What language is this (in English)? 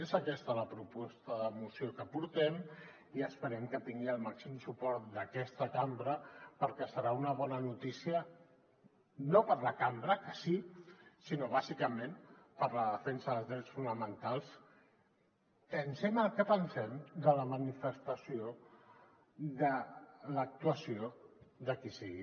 Catalan